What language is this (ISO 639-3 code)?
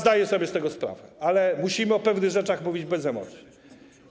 pol